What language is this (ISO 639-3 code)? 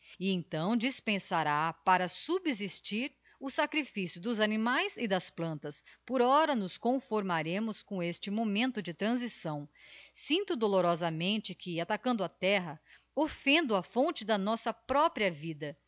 por